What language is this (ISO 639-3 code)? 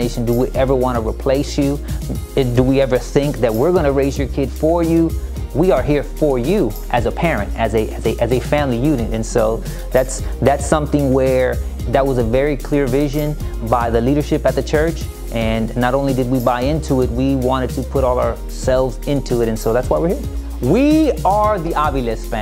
eng